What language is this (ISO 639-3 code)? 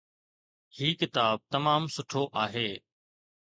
snd